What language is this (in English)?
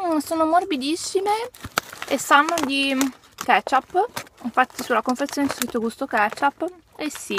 Italian